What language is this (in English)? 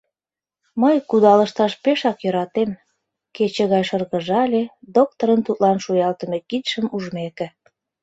Mari